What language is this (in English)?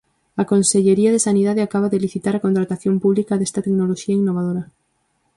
Galician